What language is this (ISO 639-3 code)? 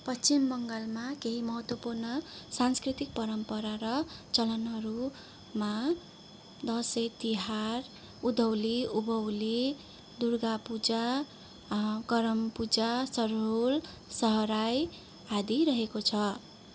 nep